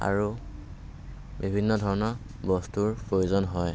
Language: Assamese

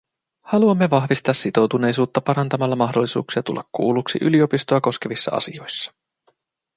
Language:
Finnish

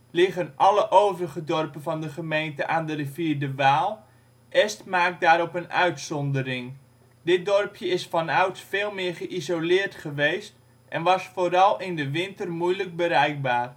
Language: Dutch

